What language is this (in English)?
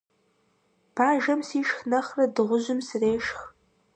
Kabardian